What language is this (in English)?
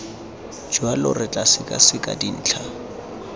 Tswana